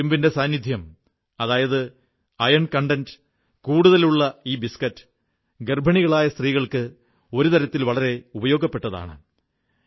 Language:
Malayalam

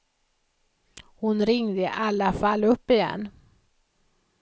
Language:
Swedish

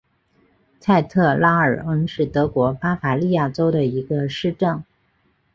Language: Chinese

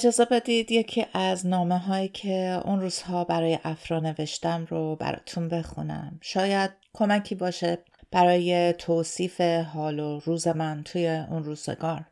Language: Persian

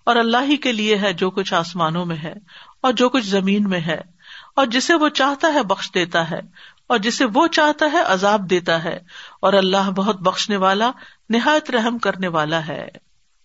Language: Urdu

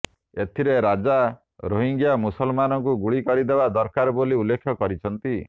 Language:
Odia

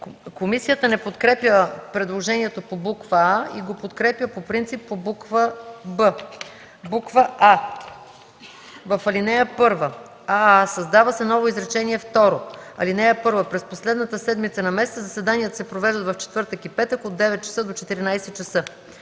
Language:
Bulgarian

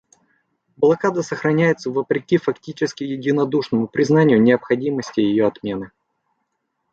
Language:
Russian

